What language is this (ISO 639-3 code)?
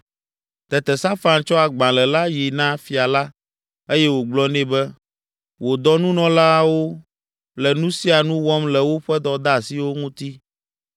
ewe